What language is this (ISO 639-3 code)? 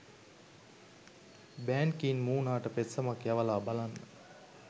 sin